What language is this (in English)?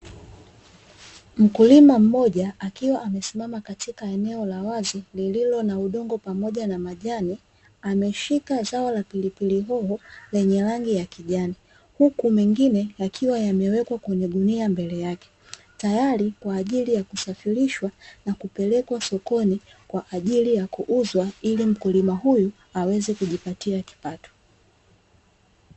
Swahili